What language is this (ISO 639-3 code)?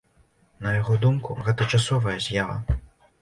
bel